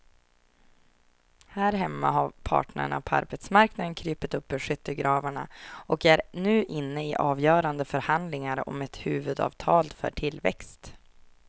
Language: Swedish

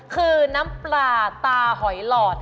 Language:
Thai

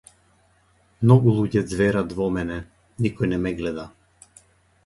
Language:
Macedonian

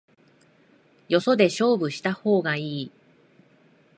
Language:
Japanese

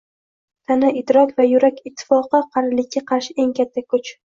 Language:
Uzbek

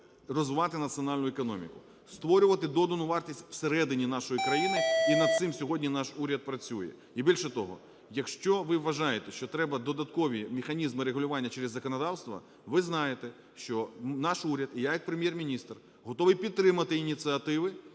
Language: Ukrainian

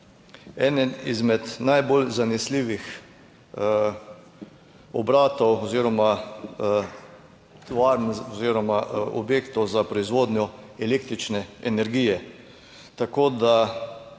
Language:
Slovenian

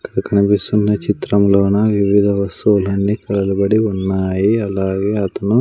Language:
Telugu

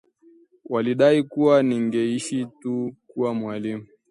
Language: Swahili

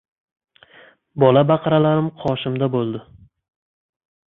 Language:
Uzbek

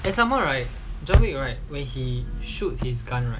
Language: English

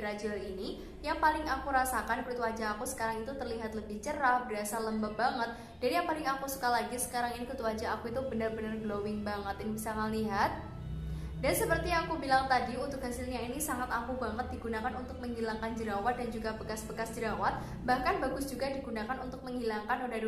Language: Indonesian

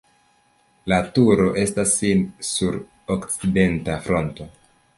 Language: Esperanto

